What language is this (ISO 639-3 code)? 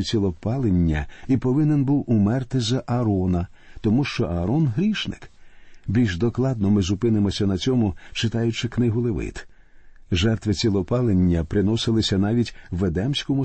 ukr